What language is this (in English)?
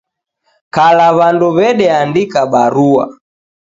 Taita